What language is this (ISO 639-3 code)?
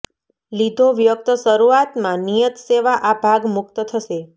guj